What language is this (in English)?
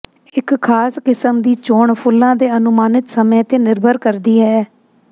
Punjabi